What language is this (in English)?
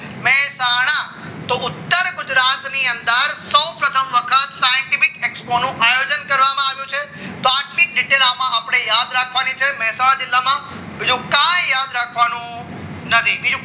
Gujarati